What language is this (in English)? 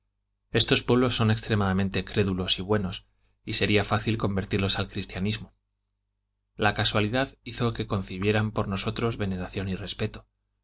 Spanish